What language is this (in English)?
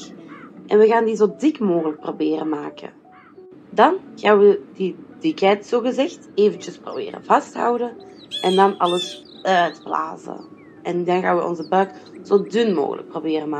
Dutch